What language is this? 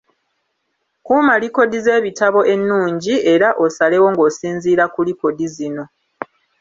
Ganda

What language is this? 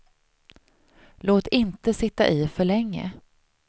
Swedish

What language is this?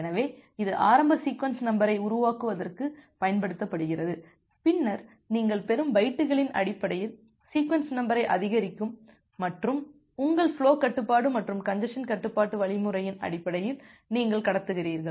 Tamil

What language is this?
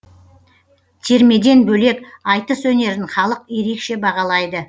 Kazakh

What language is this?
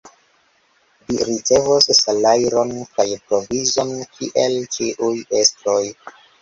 Esperanto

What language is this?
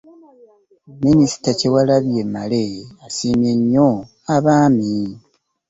Ganda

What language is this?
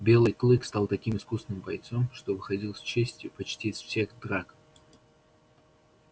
Russian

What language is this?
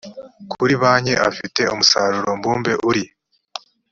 Kinyarwanda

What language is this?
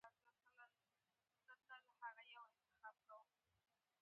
Pashto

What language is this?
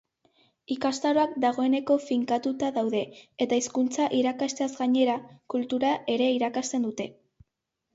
Basque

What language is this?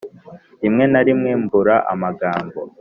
Kinyarwanda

